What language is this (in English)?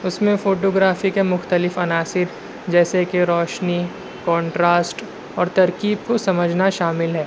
Urdu